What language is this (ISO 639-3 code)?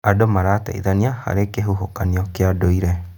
kik